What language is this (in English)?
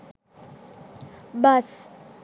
Sinhala